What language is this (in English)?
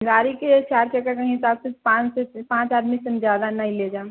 Maithili